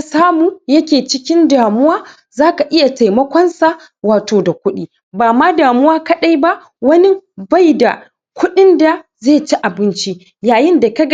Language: Hausa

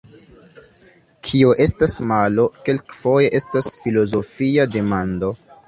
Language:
Esperanto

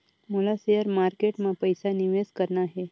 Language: Chhattisgarhi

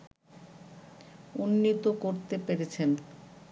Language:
Bangla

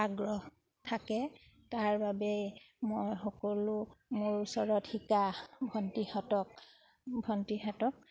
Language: Assamese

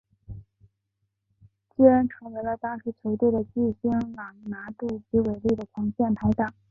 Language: Chinese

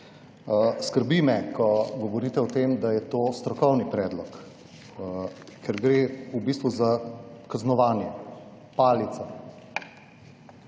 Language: Slovenian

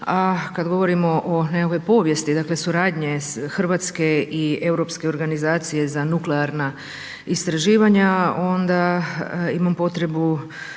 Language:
Croatian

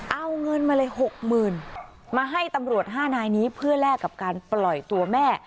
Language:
Thai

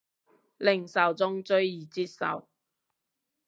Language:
Cantonese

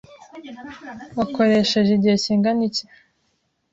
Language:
Kinyarwanda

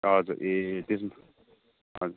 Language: Nepali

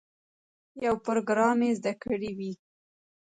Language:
Pashto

